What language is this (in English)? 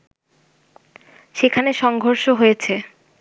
Bangla